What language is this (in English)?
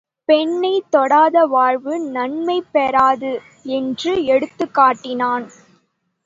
Tamil